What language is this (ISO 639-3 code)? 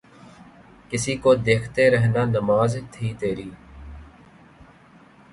urd